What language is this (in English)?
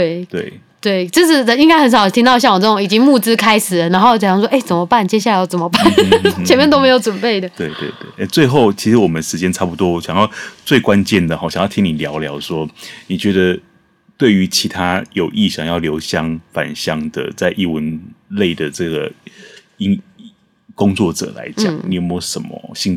Chinese